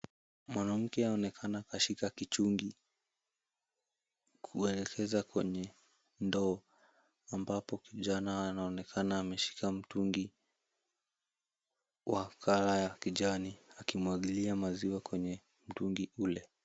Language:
Swahili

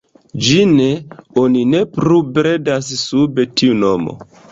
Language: Esperanto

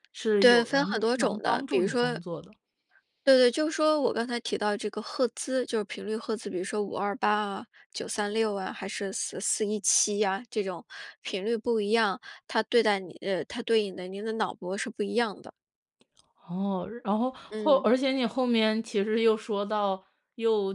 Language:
Chinese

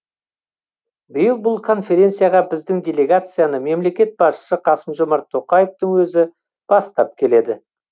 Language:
Kazakh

